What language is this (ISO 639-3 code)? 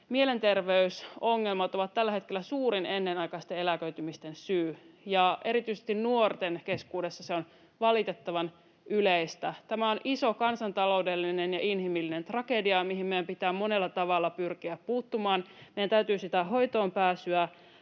fin